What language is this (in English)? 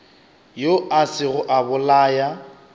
Northern Sotho